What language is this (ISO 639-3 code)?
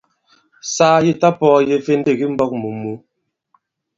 abb